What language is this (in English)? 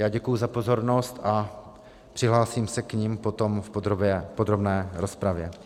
Czech